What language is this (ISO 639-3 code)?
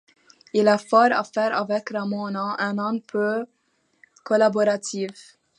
fra